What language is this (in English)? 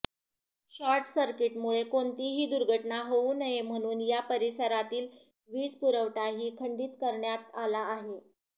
Marathi